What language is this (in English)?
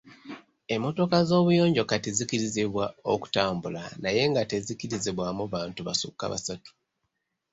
Ganda